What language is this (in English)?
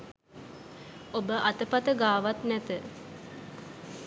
Sinhala